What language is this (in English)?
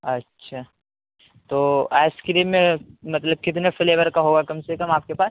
Urdu